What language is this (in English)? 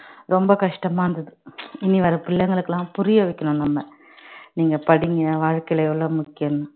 Tamil